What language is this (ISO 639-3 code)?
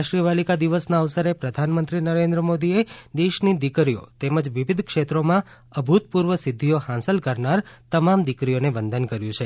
guj